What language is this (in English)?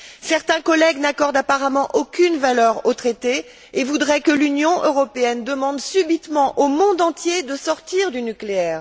French